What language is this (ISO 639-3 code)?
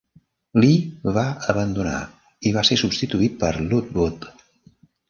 cat